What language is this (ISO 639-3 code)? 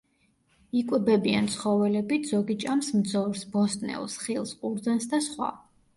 kat